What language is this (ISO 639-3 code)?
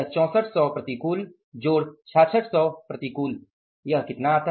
hin